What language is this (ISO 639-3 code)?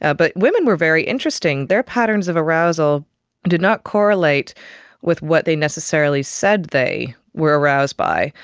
eng